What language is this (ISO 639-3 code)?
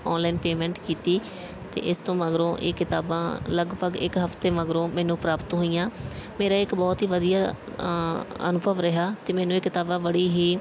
pan